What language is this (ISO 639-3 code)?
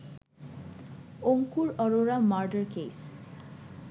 ben